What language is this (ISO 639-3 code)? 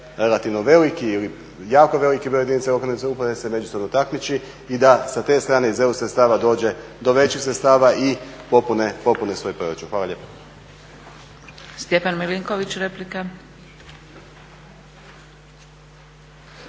hrv